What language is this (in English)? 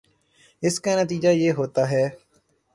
Urdu